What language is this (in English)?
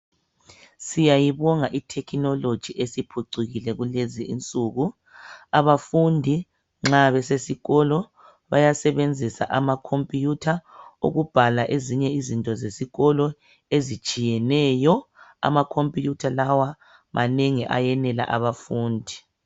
North Ndebele